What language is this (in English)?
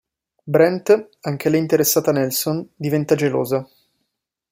Italian